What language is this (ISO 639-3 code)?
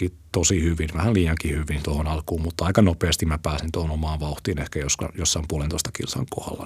fin